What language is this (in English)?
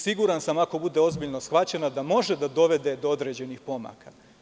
Serbian